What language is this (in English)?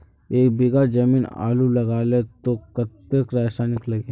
Magahi